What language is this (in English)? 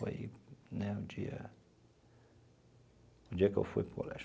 Portuguese